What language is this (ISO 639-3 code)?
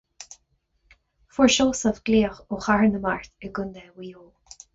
gle